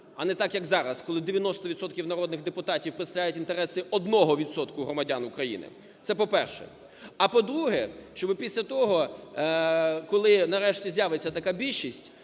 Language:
Ukrainian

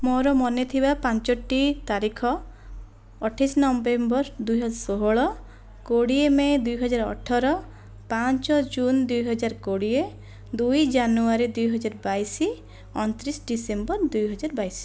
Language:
Odia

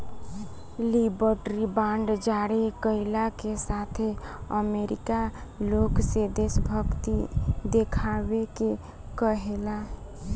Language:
Bhojpuri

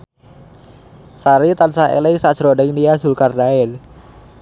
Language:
Javanese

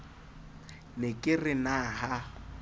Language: Southern Sotho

